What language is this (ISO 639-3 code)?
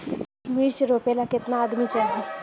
bho